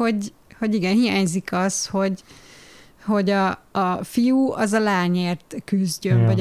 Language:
Hungarian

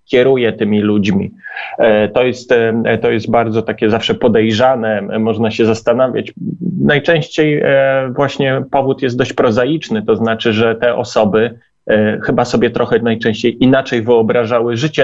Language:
Polish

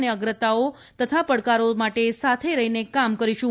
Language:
Gujarati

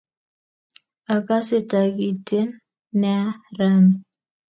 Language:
Kalenjin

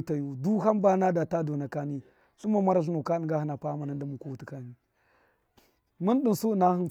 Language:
Miya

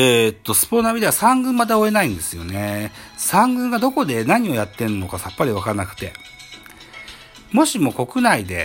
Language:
Japanese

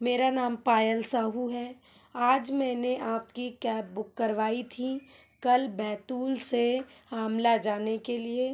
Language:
Hindi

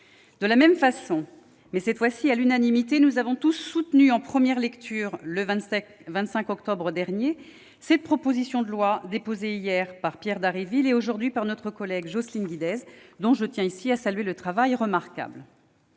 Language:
French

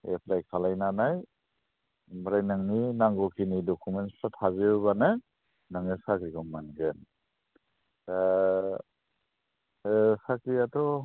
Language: Bodo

